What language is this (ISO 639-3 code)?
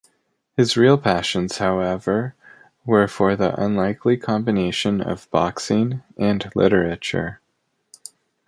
eng